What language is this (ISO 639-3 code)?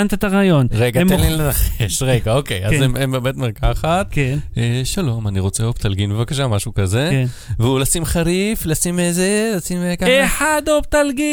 heb